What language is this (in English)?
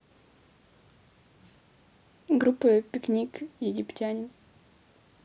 Russian